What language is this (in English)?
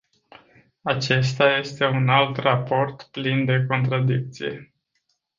Romanian